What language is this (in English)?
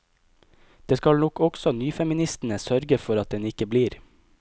Norwegian